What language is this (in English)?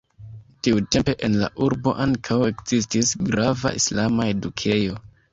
Esperanto